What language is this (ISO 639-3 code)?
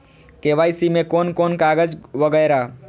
mai